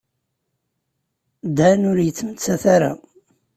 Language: Kabyle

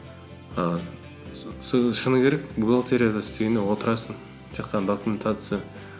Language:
Kazakh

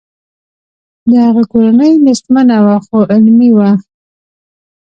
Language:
Pashto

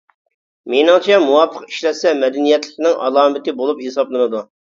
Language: Uyghur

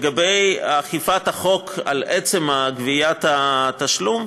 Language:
Hebrew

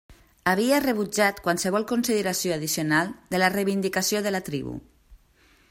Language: Catalan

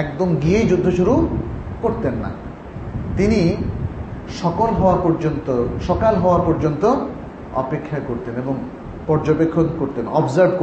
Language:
Bangla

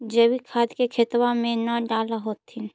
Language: Magahi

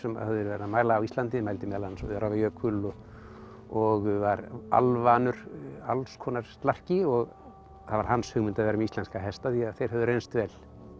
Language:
Icelandic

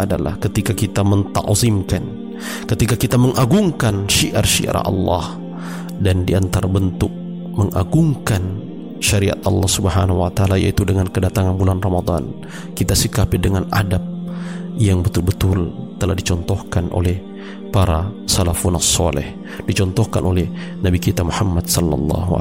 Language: Malay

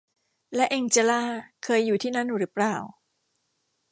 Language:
Thai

